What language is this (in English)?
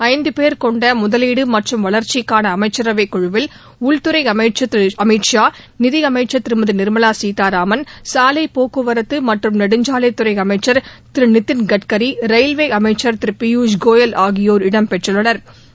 Tamil